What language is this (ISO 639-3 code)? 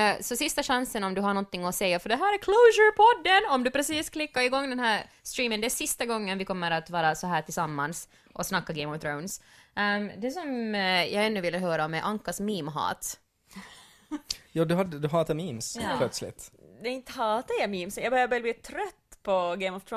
swe